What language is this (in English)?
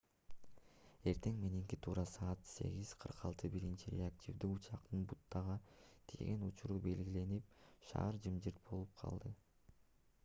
Kyrgyz